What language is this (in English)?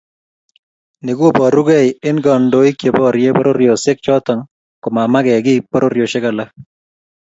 Kalenjin